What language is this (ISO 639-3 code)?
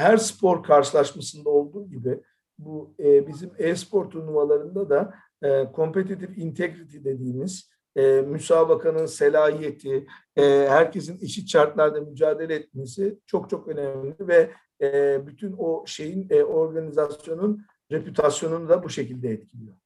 tur